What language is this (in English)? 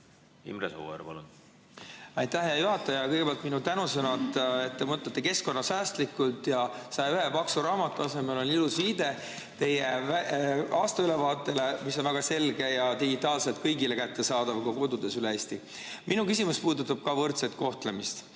Estonian